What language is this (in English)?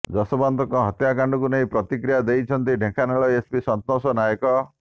Odia